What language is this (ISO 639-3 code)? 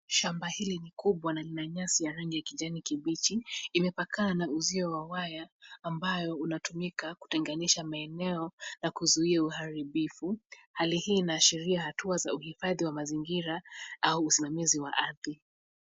swa